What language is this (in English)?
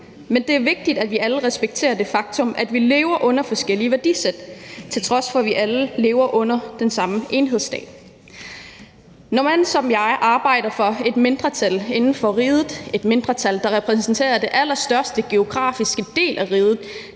Danish